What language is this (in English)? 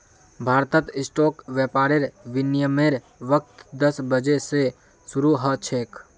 Magahi